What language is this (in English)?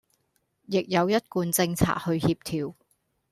Cantonese